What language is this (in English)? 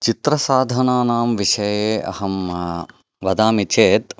Sanskrit